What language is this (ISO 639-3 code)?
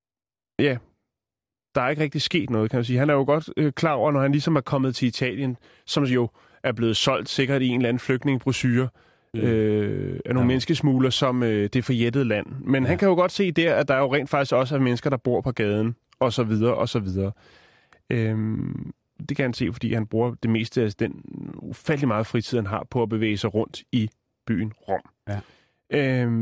dan